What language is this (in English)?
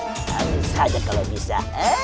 Indonesian